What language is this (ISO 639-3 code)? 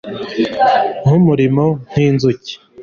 kin